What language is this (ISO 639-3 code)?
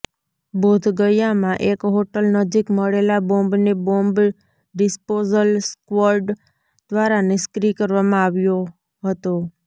guj